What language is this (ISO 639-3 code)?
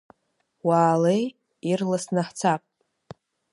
abk